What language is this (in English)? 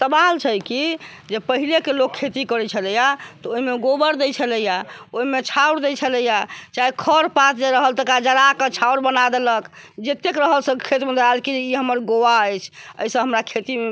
Maithili